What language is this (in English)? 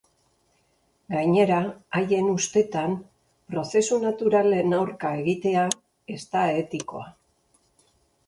Basque